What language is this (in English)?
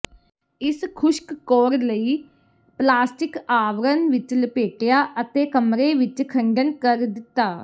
Punjabi